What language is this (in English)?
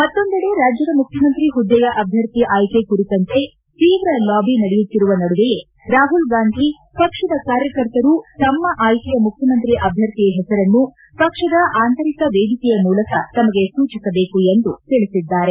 Kannada